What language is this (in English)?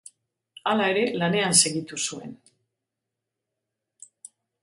Basque